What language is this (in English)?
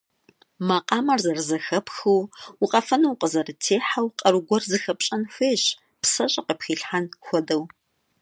Kabardian